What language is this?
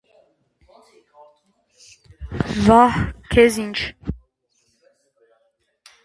Armenian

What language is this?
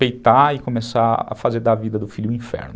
Portuguese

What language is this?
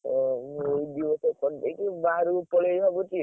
Odia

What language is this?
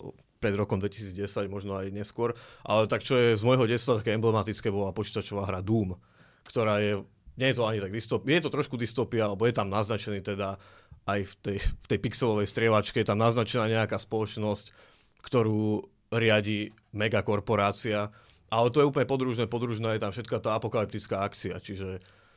Slovak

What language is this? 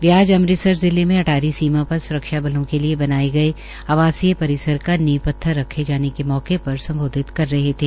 Hindi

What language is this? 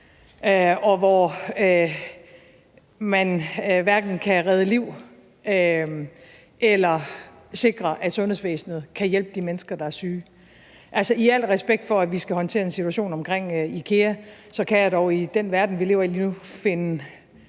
Danish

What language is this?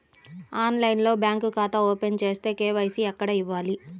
Telugu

